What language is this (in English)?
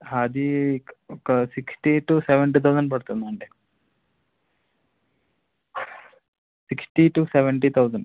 Telugu